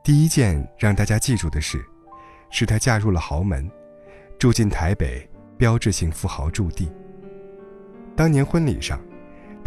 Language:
Chinese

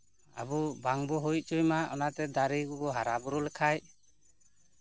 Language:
Santali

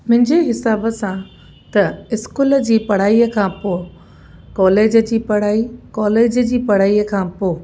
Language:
Sindhi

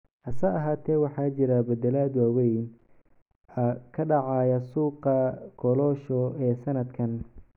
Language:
Somali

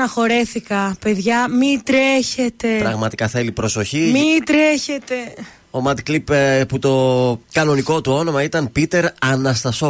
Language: Greek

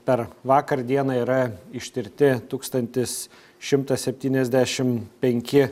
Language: Lithuanian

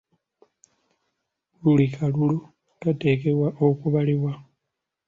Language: Ganda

